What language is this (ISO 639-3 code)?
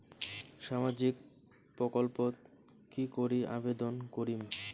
ben